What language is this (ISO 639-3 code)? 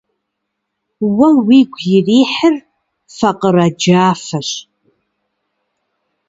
kbd